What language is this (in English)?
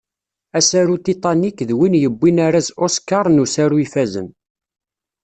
Kabyle